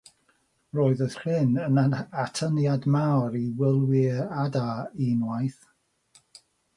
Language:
Welsh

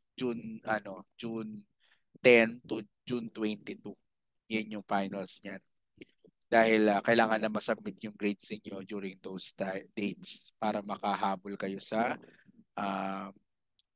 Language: Filipino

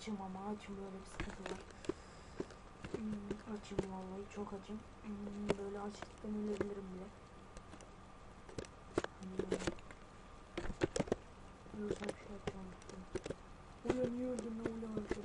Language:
Turkish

